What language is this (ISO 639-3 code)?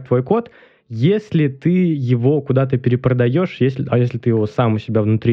rus